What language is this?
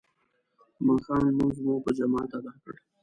Pashto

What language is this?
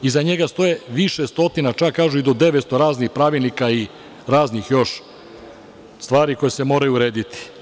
Serbian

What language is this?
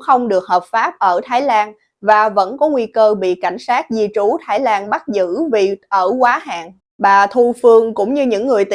Vietnamese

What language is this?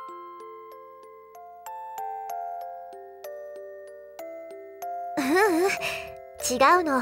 Japanese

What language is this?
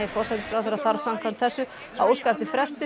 Icelandic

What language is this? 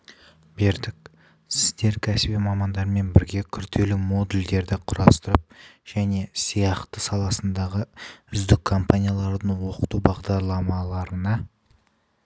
Kazakh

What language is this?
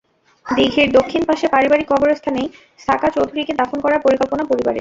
Bangla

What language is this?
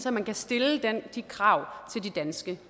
Danish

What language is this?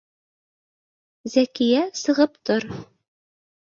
Bashkir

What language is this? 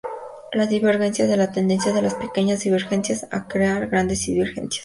Spanish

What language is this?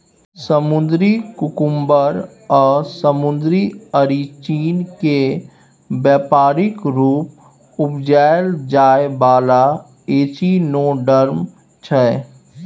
Maithili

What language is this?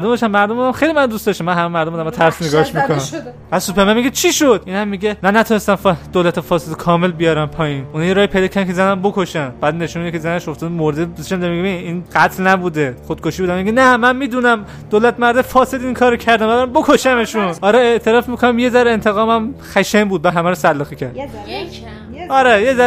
Persian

